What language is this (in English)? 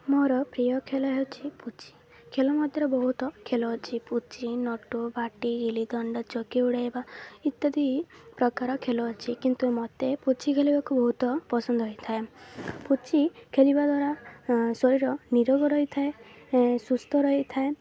Odia